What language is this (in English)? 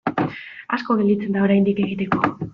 Basque